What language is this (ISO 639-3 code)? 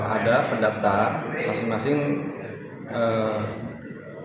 ind